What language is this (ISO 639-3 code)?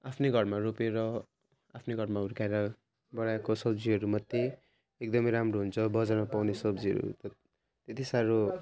nep